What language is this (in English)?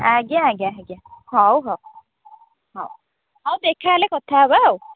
Odia